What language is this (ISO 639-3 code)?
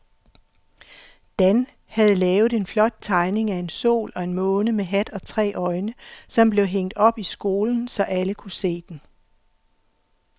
dan